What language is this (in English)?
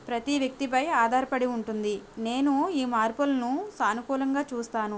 Telugu